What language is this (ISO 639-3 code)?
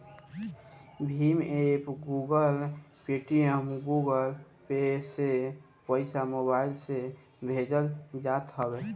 bho